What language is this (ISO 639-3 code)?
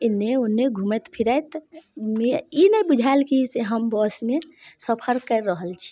mai